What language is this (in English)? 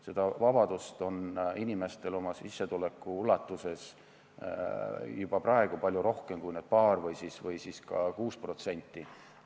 Estonian